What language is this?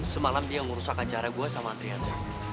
Indonesian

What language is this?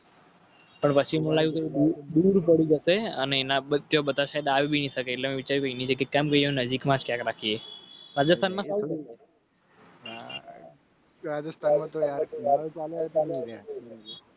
Gujarati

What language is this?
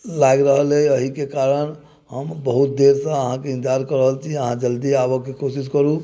Maithili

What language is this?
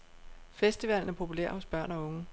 Danish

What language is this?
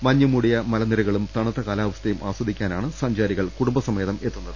Malayalam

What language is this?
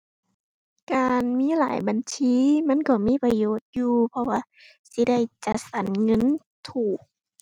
Thai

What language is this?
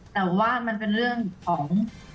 Thai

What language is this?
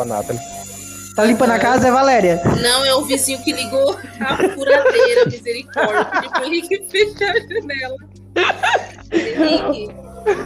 Portuguese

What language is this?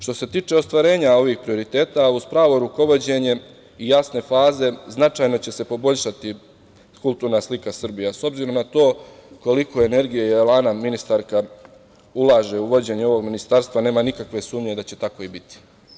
Serbian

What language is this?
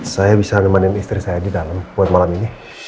Indonesian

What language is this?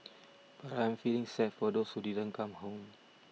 English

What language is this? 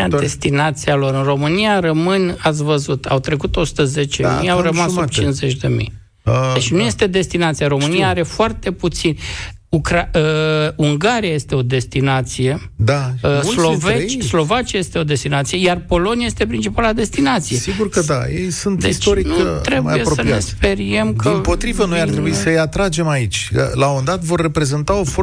Romanian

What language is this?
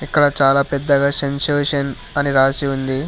Telugu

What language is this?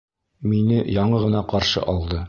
Bashkir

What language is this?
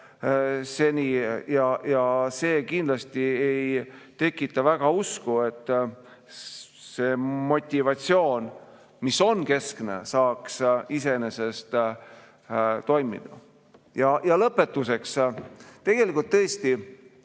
Estonian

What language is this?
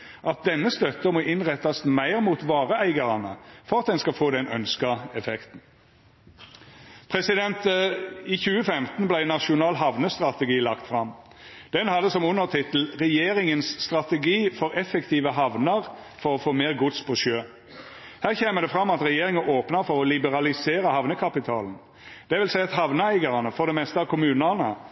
Norwegian Nynorsk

